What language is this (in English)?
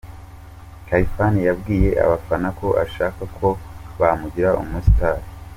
Kinyarwanda